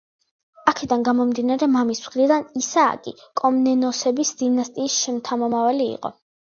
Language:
Georgian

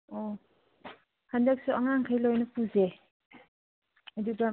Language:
Manipuri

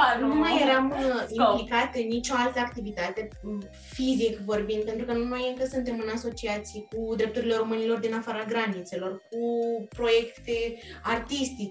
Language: Romanian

